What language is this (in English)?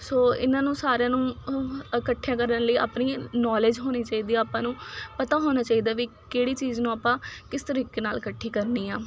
Punjabi